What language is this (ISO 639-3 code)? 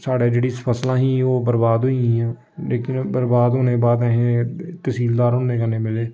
doi